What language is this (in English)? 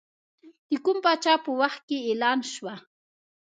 Pashto